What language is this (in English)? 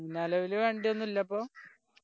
Malayalam